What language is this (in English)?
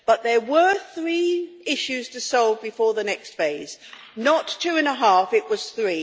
English